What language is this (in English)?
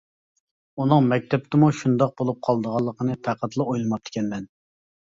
Uyghur